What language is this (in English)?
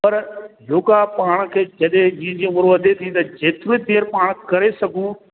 Sindhi